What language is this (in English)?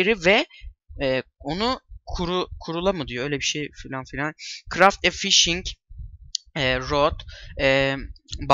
Turkish